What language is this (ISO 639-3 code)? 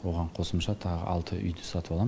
kaz